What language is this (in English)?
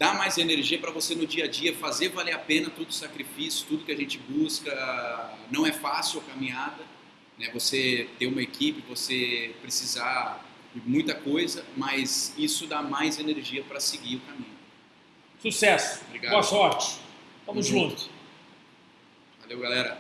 Portuguese